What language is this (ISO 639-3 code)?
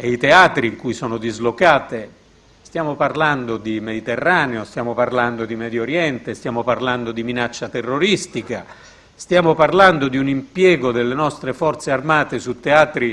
ita